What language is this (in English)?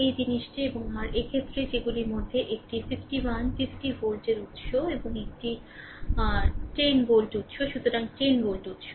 Bangla